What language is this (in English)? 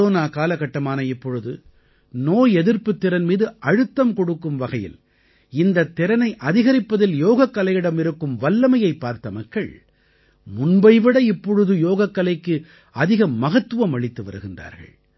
Tamil